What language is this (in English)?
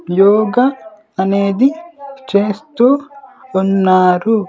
Telugu